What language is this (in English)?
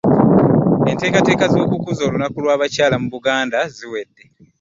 Ganda